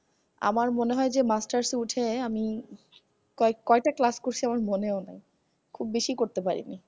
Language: Bangla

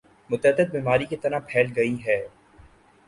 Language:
Urdu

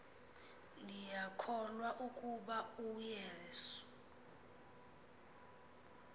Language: Xhosa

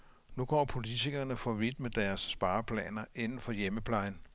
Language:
Danish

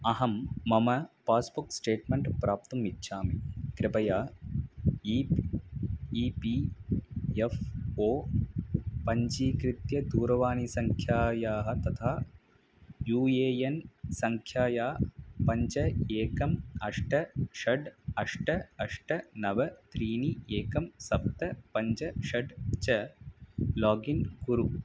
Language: Sanskrit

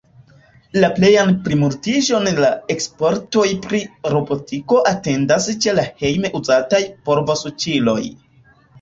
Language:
Esperanto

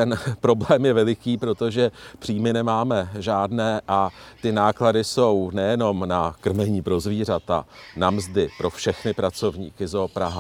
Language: Czech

